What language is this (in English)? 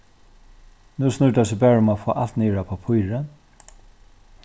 Faroese